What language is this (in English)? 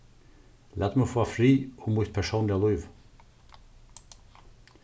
Faroese